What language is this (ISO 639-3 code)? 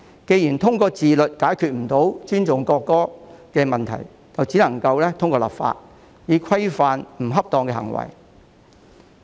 yue